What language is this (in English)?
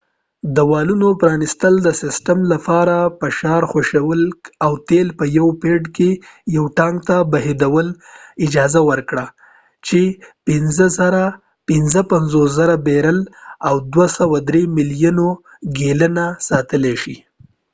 Pashto